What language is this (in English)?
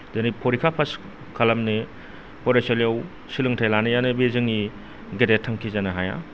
Bodo